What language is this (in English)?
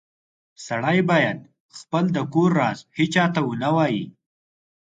Pashto